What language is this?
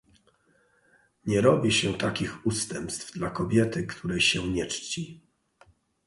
Polish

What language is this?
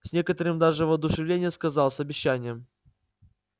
Russian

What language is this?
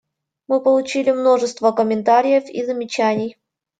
Russian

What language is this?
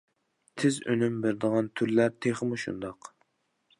Uyghur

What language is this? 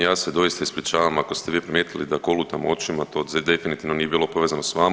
Croatian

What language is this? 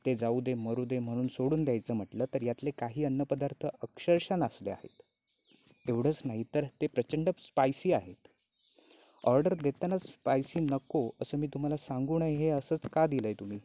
Marathi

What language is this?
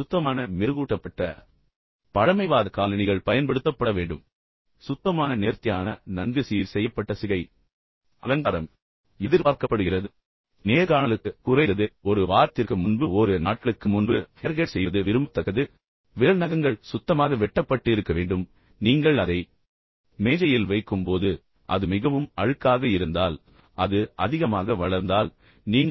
Tamil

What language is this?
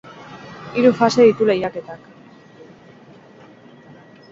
Basque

